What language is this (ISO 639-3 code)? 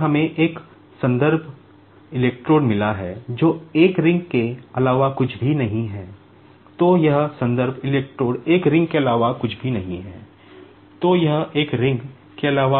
hin